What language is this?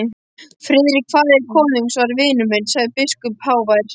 Icelandic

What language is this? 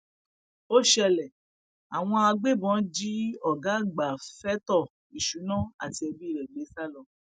Yoruba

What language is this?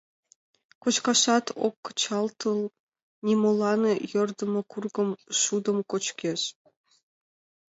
Mari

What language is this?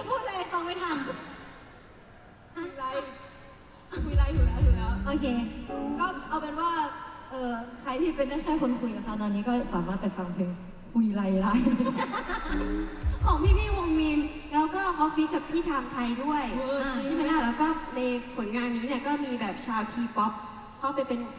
Thai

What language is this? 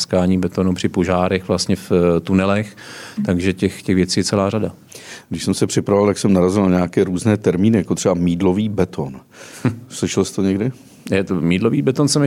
Czech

